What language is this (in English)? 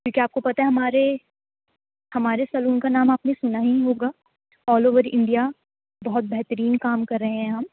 Urdu